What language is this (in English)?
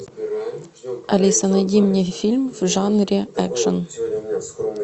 Russian